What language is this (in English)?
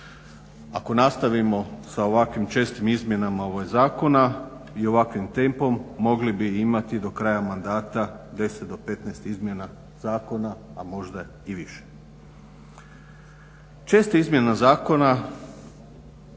Croatian